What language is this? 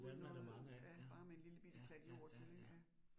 Danish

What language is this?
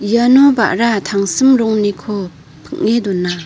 Garo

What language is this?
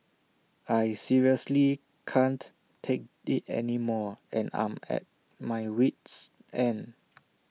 English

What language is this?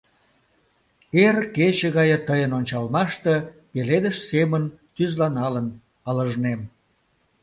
Mari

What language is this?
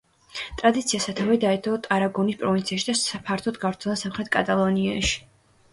Georgian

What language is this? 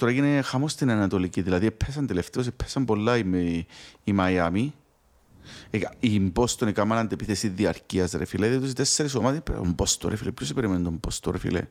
Greek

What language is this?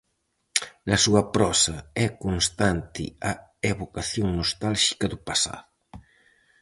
Galician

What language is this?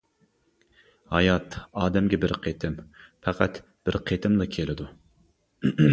Uyghur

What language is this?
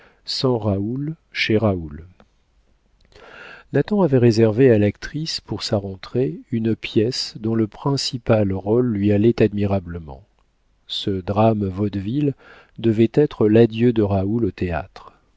French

